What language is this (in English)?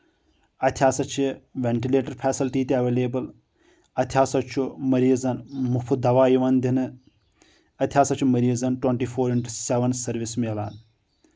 Kashmiri